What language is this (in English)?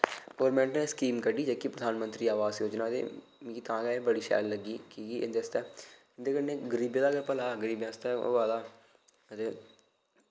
Dogri